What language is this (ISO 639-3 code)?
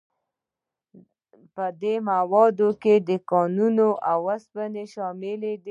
pus